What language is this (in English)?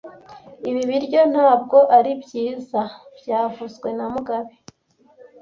Kinyarwanda